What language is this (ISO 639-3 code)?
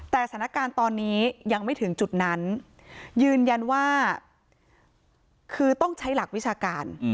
tha